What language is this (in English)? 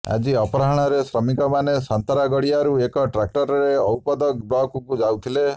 Odia